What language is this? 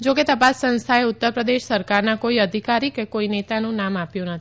Gujarati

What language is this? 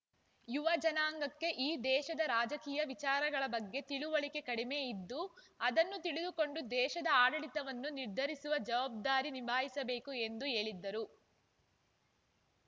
Kannada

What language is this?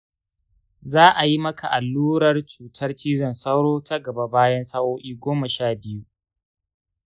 Hausa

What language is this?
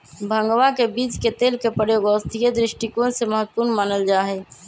Magahi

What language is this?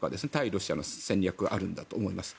Japanese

